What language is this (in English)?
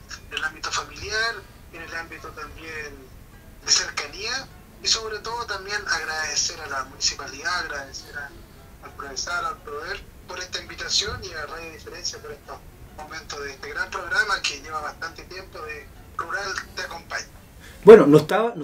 Spanish